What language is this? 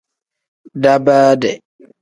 Tem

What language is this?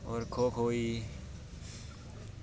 Dogri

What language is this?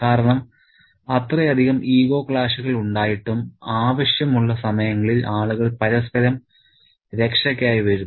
Malayalam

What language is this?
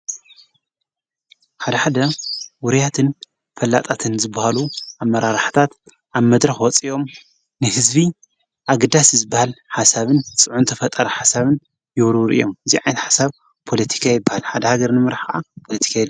Tigrinya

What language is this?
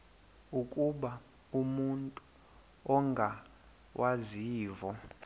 Xhosa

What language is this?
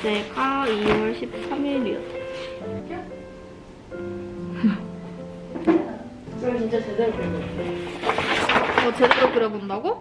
Korean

